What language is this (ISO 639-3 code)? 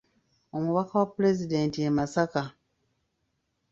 lug